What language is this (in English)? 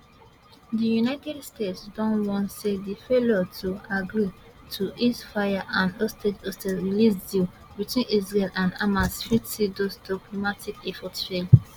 Nigerian Pidgin